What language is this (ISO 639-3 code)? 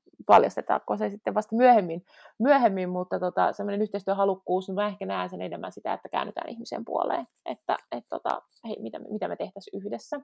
fin